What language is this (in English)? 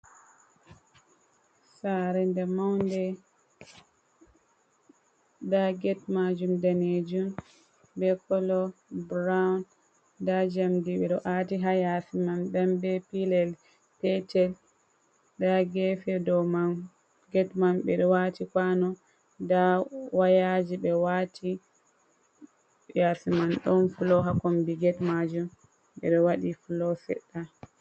Fula